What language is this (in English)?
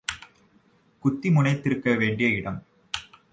Tamil